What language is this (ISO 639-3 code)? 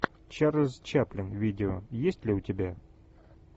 rus